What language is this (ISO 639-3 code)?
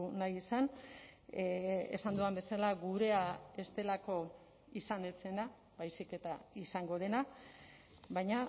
eus